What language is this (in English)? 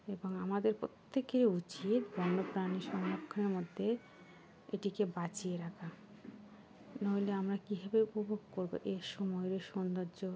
Bangla